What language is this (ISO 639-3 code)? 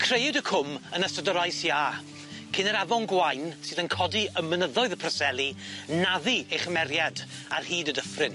cym